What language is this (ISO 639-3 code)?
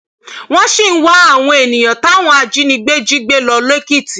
yor